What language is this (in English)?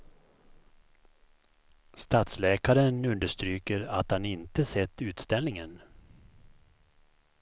Swedish